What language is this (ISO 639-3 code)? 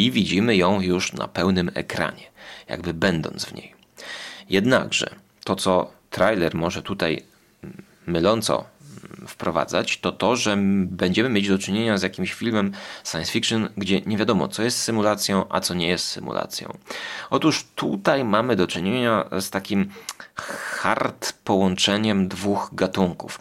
pol